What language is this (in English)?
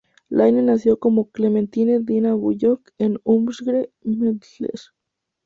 Spanish